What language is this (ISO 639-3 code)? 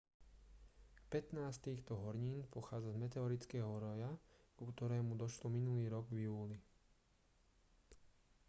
slk